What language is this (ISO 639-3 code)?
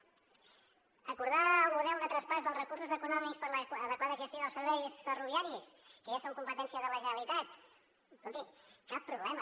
cat